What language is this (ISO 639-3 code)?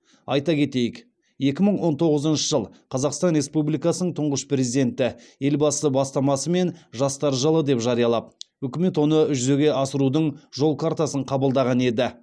kaz